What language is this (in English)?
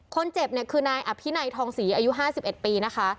Thai